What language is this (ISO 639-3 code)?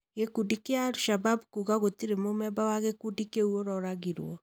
kik